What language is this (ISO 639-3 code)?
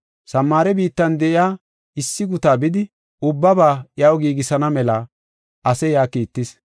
gof